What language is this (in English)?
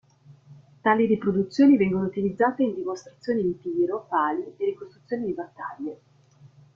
Italian